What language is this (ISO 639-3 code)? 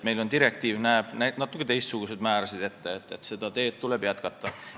est